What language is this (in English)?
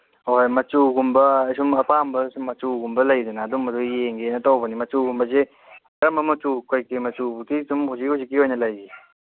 Manipuri